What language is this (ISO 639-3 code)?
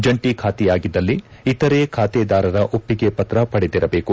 kan